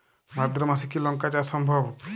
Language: Bangla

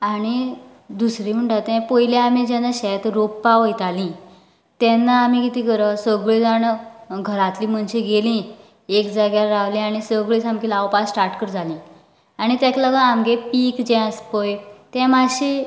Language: Konkani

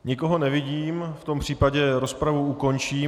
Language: Czech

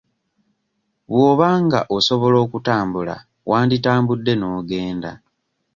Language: Ganda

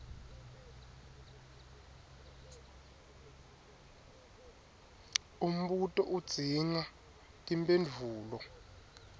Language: Swati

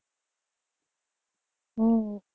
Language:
Gujarati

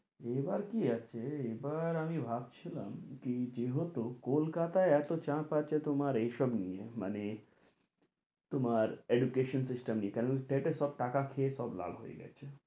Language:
Bangla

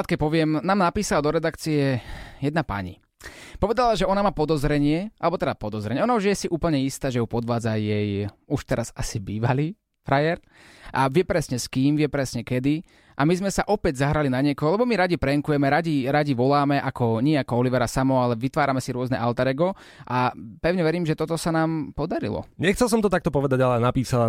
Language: Slovak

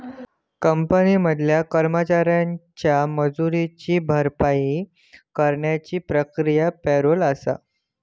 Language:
Marathi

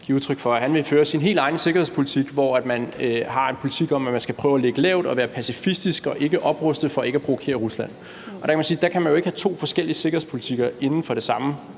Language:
Danish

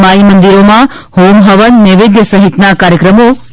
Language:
Gujarati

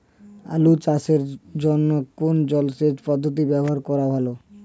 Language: Bangla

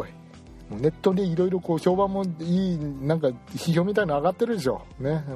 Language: Japanese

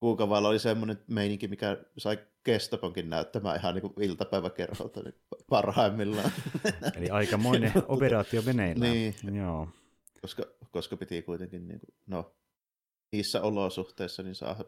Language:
Finnish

